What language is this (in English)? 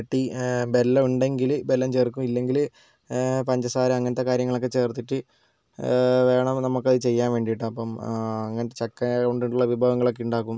Malayalam